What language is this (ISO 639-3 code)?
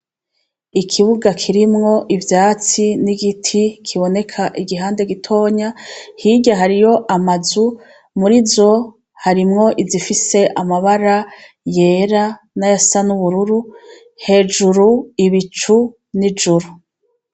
run